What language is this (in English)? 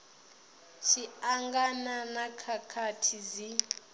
Venda